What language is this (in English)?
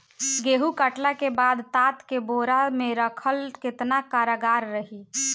Bhojpuri